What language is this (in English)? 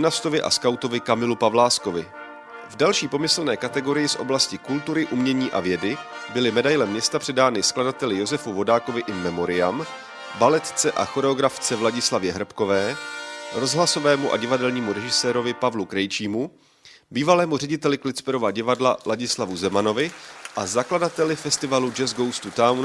Czech